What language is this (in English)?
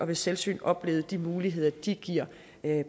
Danish